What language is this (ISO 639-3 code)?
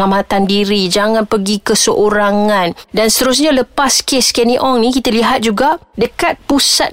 msa